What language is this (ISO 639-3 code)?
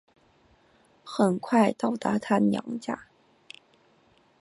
zho